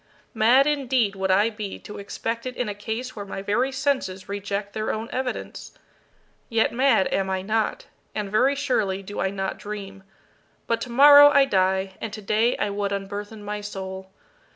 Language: English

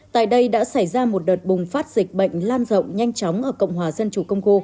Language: Vietnamese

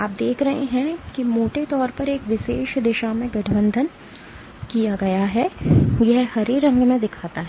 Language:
Hindi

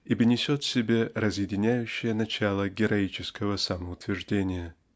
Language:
Russian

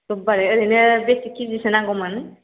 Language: Bodo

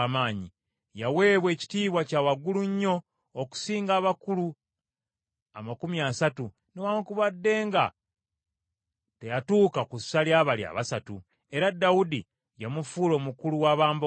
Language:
Ganda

